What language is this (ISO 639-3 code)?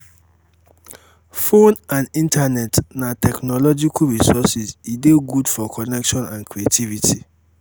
pcm